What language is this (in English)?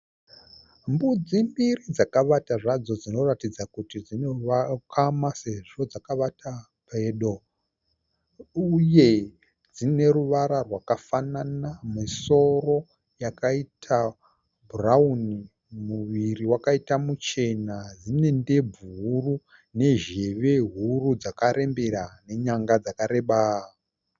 Shona